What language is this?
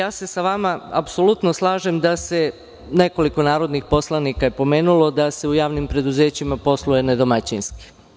Serbian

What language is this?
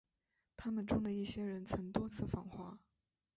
Chinese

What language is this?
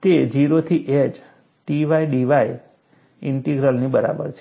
Gujarati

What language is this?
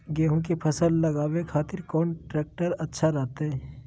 Magahi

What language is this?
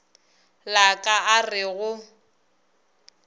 Northern Sotho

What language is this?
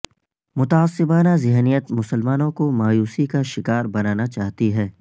Urdu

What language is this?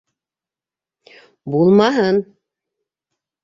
Bashkir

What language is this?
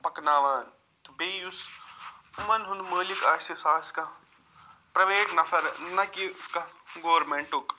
Kashmiri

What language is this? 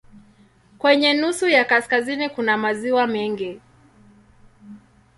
Swahili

